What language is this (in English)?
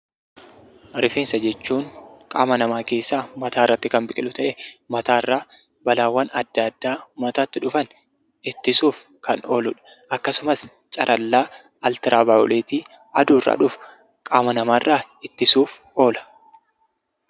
Oromo